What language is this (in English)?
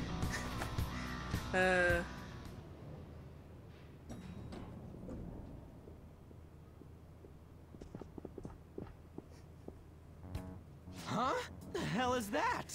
English